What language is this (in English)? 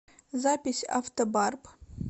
Russian